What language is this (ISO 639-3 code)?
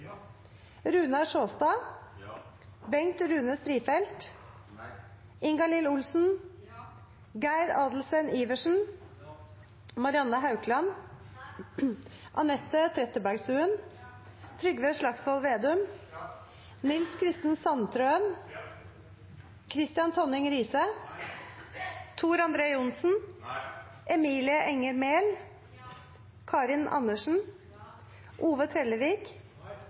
nno